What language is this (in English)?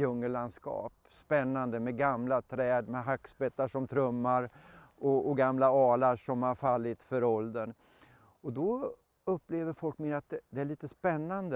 Swedish